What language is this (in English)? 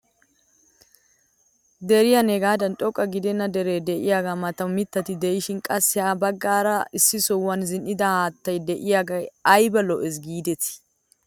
Wolaytta